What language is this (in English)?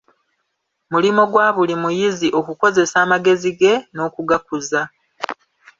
Ganda